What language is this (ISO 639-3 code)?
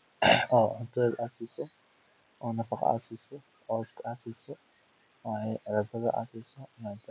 som